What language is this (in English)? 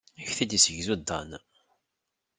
Kabyle